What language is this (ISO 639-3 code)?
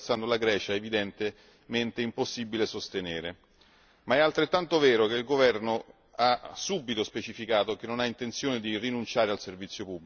ita